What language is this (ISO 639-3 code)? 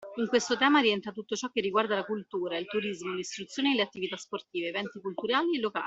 ita